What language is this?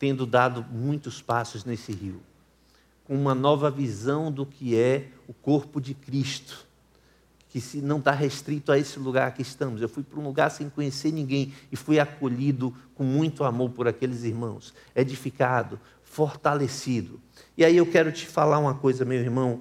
Portuguese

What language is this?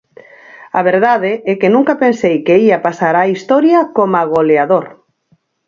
Galician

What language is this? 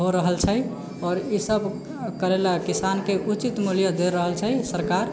Maithili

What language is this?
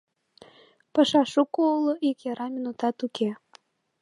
Mari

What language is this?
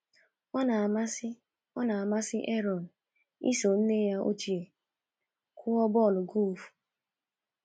Igbo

